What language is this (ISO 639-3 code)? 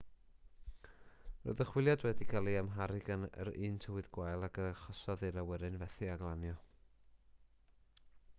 cym